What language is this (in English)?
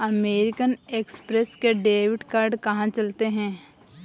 Hindi